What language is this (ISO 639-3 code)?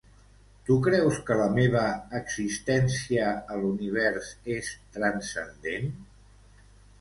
cat